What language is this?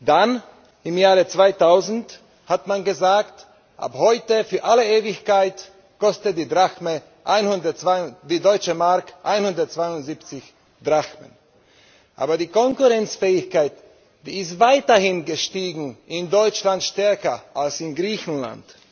German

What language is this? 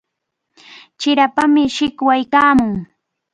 Cajatambo North Lima Quechua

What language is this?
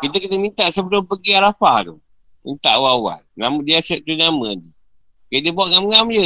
Malay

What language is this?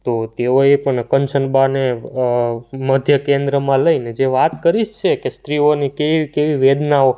Gujarati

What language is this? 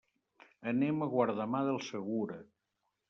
Catalan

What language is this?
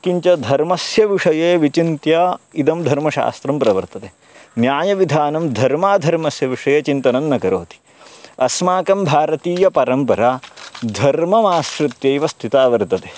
Sanskrit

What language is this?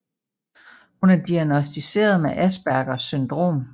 Danish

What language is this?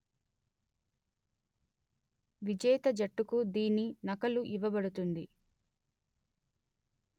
Telugu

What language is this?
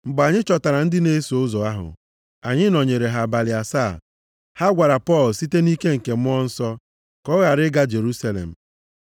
Igbo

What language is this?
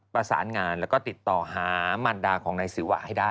Thai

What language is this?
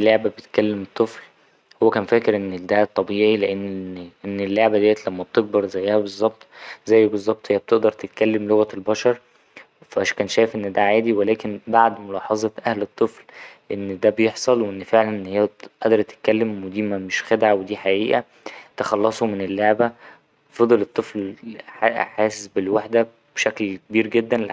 Egyptian Arabic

